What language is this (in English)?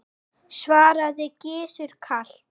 Icelandic